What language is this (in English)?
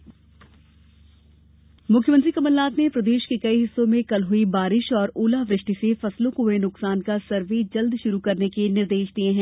Hindi